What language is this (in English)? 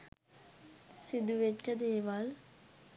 Sinhala